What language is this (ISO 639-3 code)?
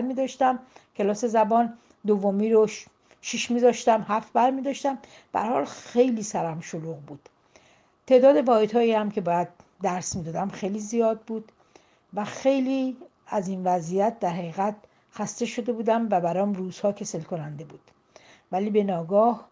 fas